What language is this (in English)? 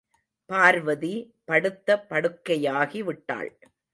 Tamil